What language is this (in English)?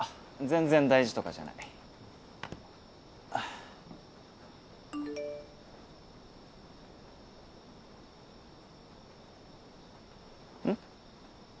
Japanese